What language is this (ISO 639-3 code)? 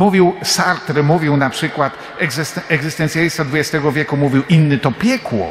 pol